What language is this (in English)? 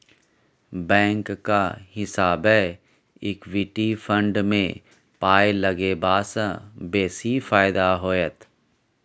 Maithili